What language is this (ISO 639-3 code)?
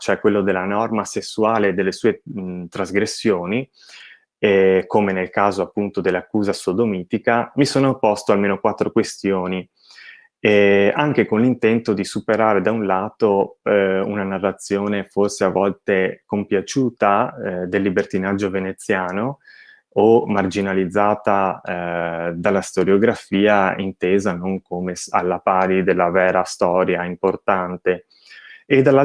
ita